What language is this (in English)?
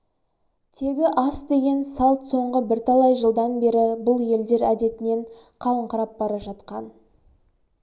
Kazakh